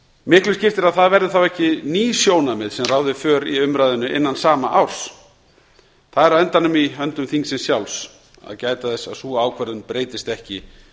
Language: Icelandic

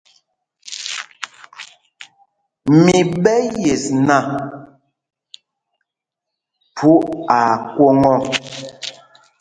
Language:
Mpumpong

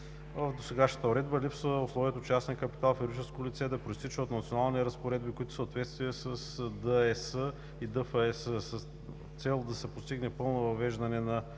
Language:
Bulgarian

